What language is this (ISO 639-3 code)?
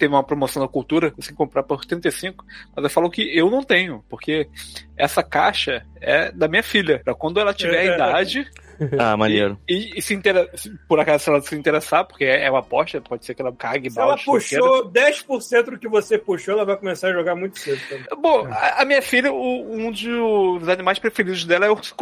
por